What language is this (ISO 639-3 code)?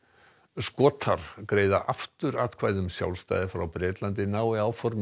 isl